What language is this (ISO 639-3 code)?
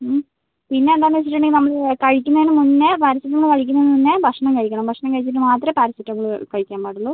mal